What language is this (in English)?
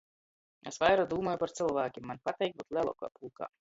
Latgalian